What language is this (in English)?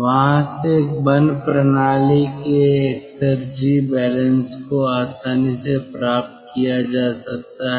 Hindi